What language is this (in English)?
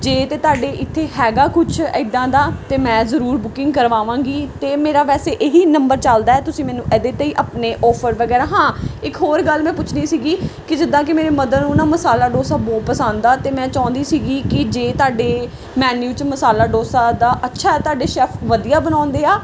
Punjabi